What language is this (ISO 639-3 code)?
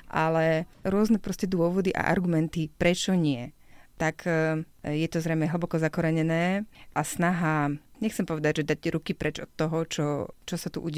slk